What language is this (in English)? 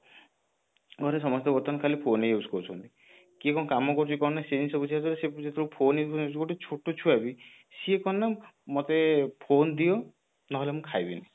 Odia